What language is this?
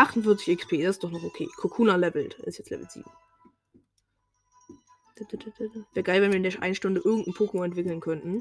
German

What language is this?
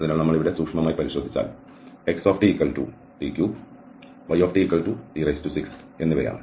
Malayalam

